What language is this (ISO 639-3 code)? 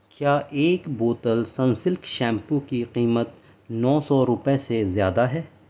urd